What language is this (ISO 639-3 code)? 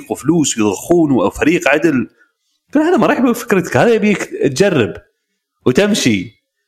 ara